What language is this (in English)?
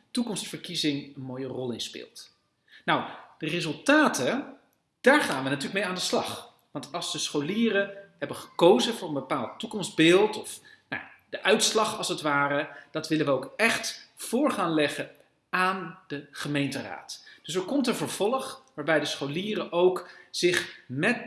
Dutch